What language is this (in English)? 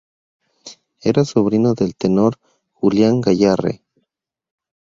Spanish